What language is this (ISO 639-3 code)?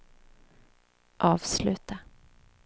swe